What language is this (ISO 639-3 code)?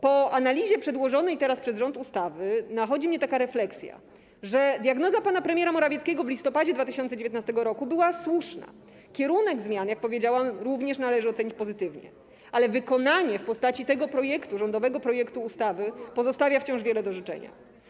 pol